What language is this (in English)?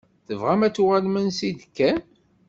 Kabyle